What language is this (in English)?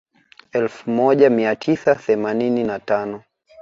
Swahili